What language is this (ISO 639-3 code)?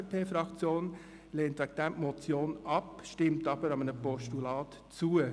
gsw